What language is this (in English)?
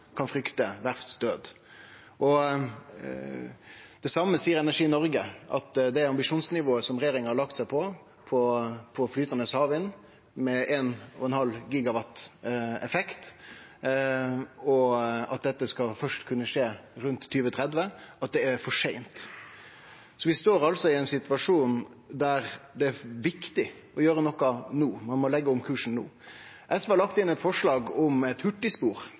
Norwegian Nynorsk